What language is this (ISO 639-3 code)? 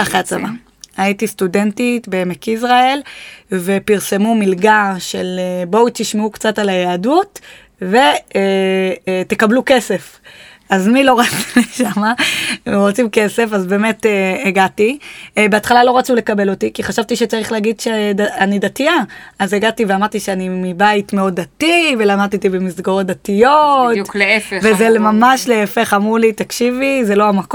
heb